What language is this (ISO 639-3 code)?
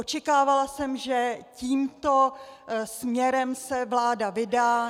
ces